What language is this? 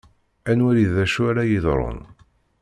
Kabyle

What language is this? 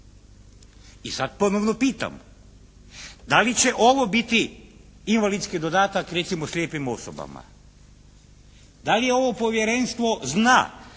Croatian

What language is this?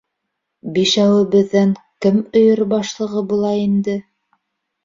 Bashkir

